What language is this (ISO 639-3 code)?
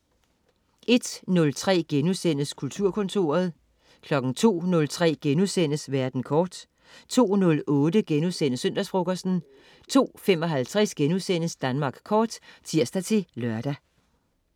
dan